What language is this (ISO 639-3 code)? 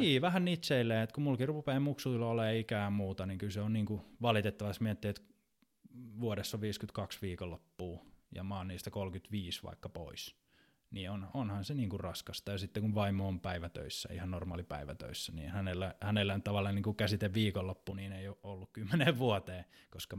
fin